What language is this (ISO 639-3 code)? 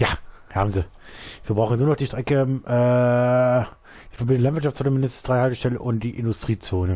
deu